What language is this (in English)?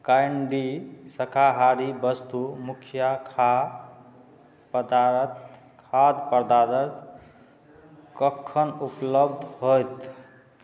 Maithili